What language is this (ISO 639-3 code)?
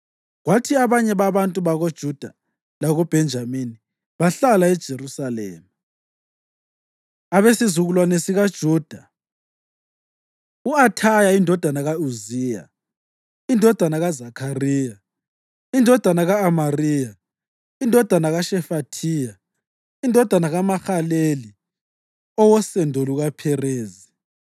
nde